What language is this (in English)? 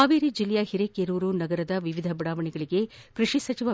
Kannada